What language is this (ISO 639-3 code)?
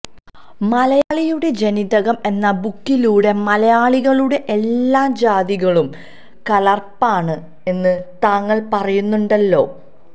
mal